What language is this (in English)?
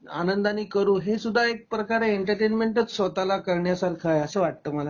Marathi